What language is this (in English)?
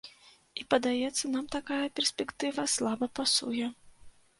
Belarusian